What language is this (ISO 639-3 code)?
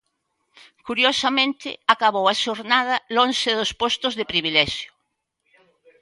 glg